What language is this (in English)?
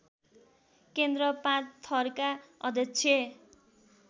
Nepali